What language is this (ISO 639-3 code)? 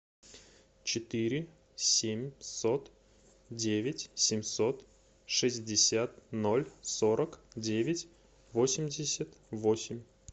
rus